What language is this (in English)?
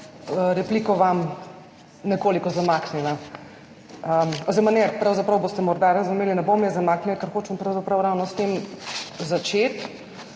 Slovenian